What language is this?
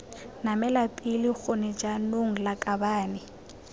Tswana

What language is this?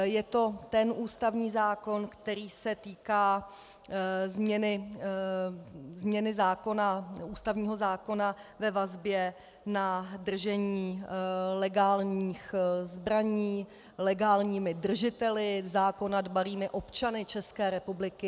Czech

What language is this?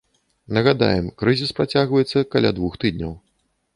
Belarusian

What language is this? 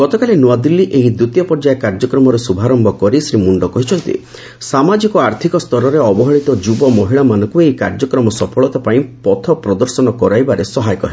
Odia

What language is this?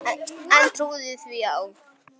Icelandic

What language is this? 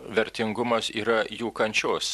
Lithuanian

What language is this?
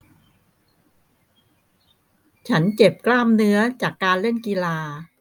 Thai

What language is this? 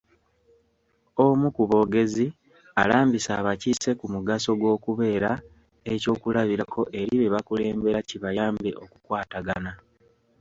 Ganda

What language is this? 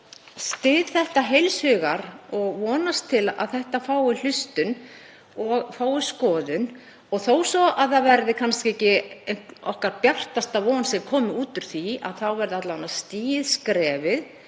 Icelandic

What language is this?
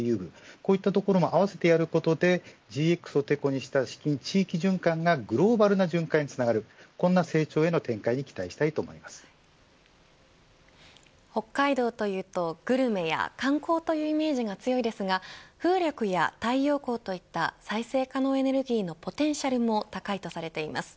Japanese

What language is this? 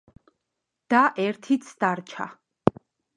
Georgian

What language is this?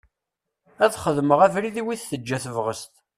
Kabyle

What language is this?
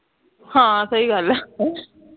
Punjabi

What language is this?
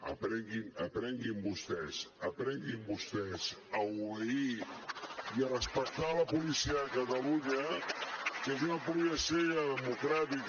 Catalan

